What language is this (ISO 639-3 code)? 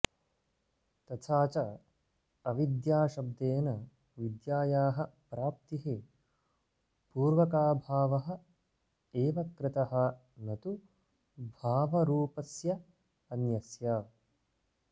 san